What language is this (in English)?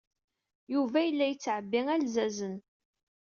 Kabyle